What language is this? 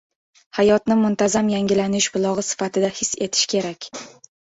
Uzbek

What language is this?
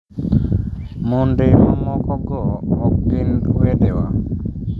Luo (Kenya and Tanzania)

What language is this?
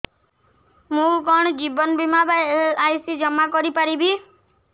Odia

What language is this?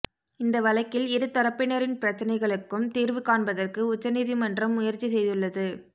Tamil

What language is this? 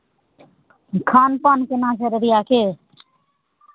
Maithili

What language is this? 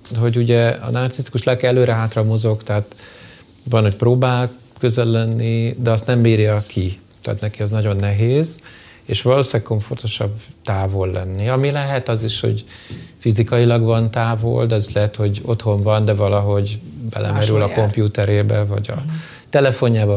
Hungarian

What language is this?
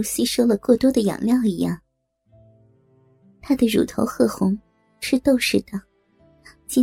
Chinese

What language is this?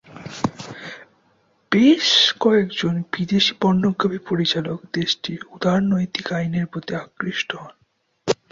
Bangla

